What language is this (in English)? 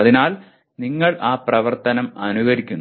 Malayalam